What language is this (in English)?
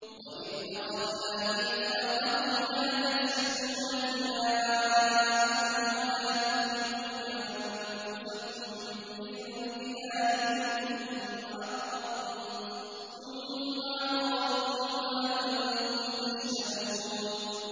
Arabic